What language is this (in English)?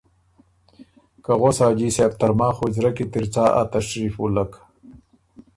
Ormuri